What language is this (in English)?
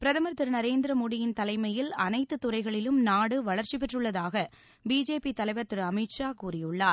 Tamil